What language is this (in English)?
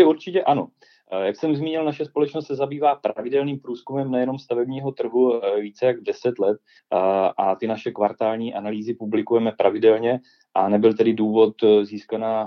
Czech